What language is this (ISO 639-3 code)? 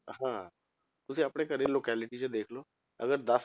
pan